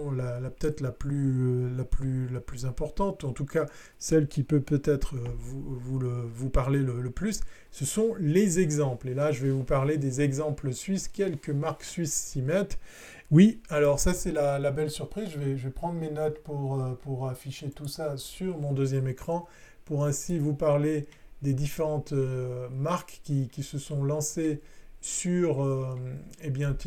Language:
French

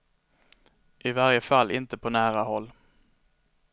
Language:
Swedish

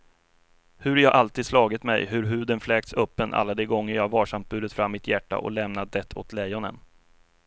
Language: Swedish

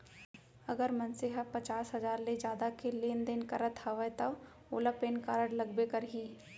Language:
Chhattisgarhi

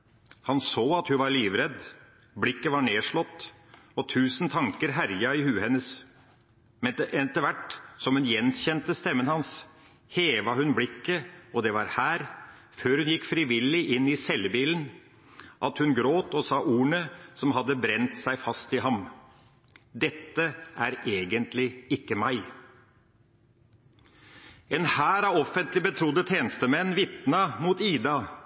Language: Norwegian Bokmål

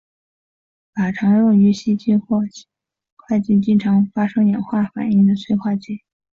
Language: Chinese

